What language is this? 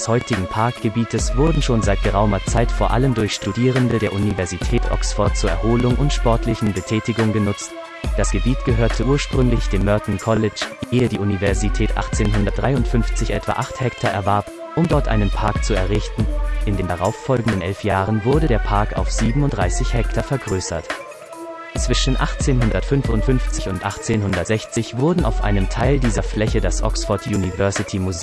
German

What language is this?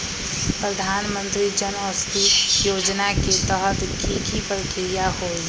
Magahi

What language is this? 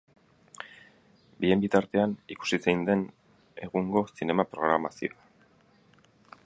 Basque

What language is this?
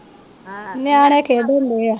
Punjabi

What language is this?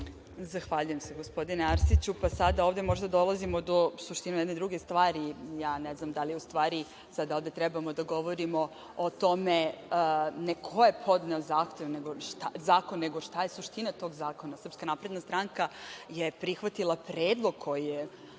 Serbian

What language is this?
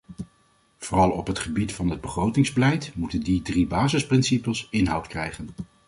Dutch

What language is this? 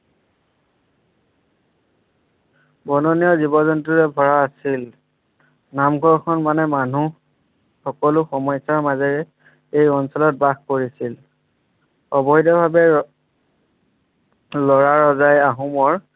Assamese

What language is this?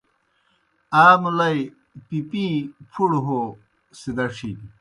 Kohistani Shina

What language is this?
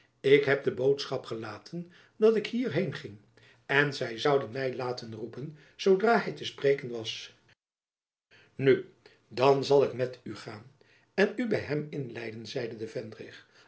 Dutch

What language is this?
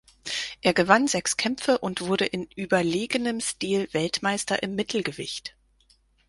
German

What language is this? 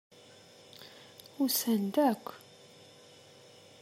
Kabyle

